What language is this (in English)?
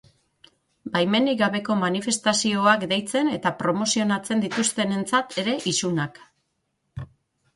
Basque